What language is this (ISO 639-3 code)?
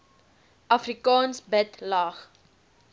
afr